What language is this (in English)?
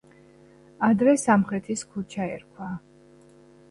Georgian